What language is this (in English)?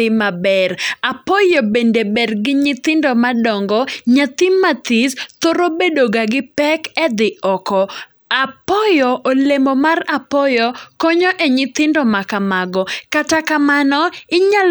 Luo (Kenya and Tanzania)